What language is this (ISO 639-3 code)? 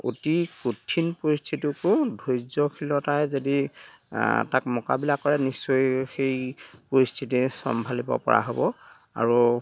asm